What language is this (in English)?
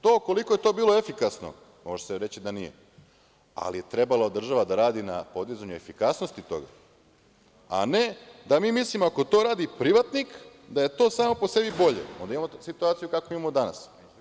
Serbian